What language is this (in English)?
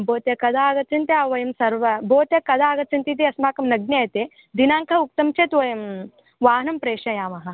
Sanskrit